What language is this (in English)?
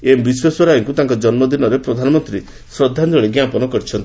Odia